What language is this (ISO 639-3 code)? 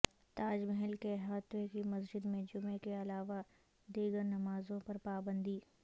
urd